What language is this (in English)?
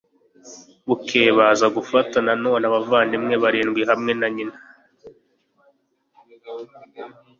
Kinyarwanda